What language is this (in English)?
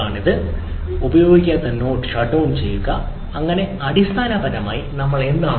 Malayalam